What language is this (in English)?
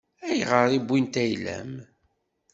Kabyle